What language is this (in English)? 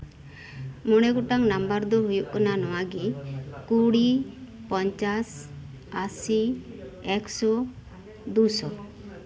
Santali